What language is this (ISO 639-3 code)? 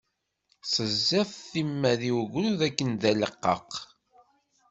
kab